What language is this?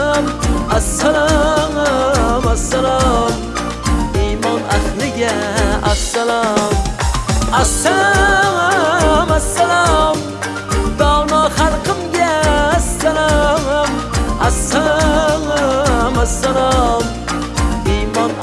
Turkish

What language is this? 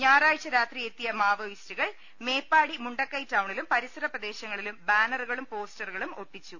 Malayalam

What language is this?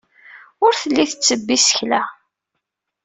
Kabyle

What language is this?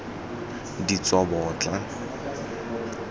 Tswana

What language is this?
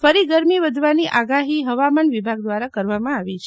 Gujarati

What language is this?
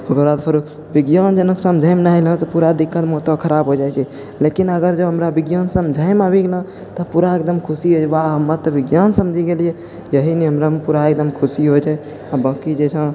Maithili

